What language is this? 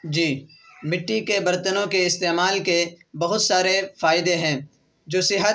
Urdu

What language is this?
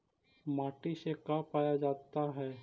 Magahi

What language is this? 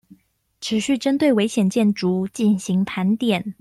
Chinese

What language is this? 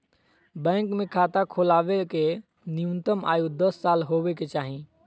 Magahi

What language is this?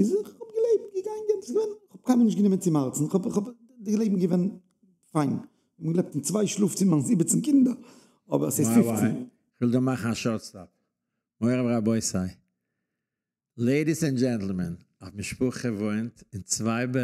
German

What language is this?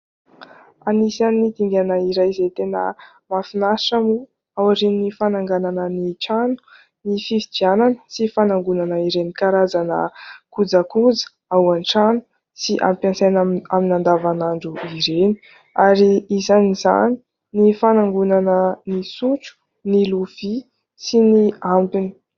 Malagasy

